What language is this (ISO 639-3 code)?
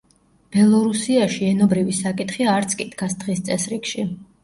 kat